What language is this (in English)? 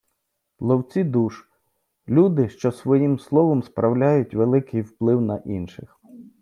Ukrainian